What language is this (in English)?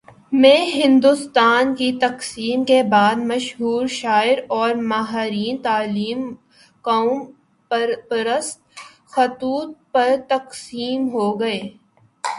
Urdu